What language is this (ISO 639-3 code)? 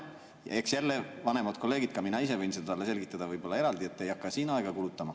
est